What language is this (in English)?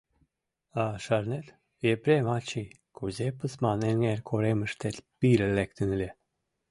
Mari